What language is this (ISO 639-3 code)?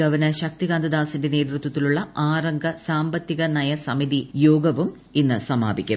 mal